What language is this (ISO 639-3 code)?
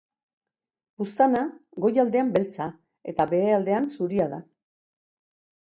eus